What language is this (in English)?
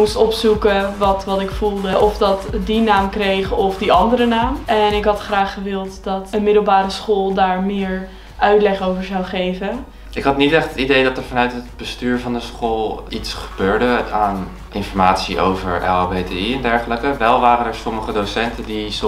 Dutch